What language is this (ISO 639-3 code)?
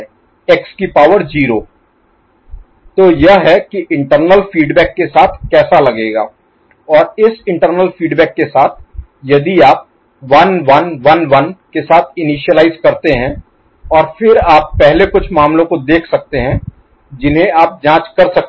hin